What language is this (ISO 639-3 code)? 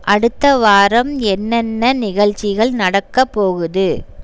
tam